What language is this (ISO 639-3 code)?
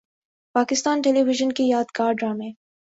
urd